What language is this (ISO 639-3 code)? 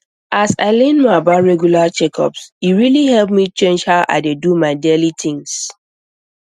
pcm